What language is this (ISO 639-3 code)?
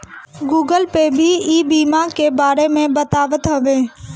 bho